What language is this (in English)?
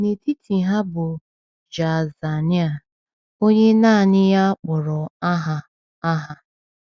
Igbo